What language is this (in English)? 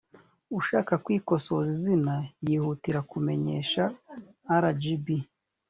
Kinyarwanda